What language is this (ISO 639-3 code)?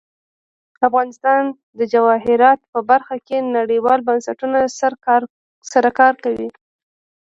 pus